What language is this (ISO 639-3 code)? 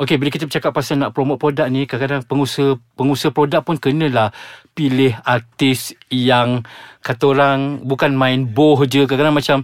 msa